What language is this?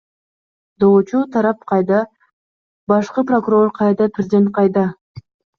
Kyrgyz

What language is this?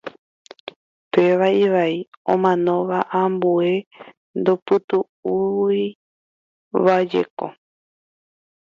Guarani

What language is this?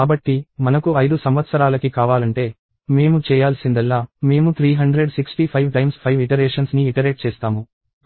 Telugu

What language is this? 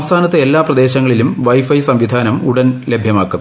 Malayalam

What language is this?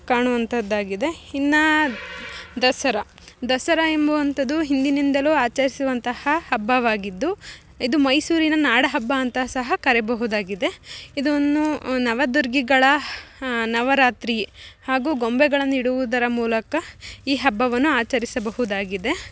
Kannada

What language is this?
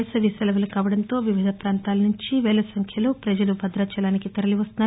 Telugu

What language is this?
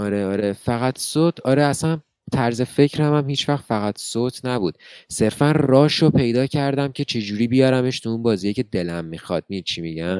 Persian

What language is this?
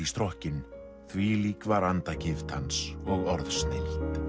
Icelandic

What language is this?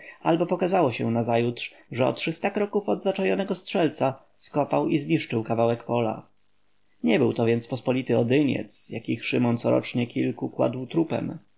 Polish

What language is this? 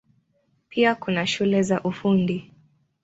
Swahili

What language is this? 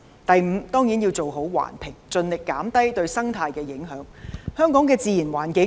Cantonese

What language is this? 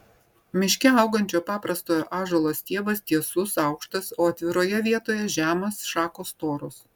Lithuanian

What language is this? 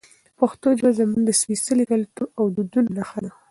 Pashto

